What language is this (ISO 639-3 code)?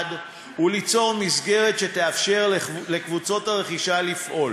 heb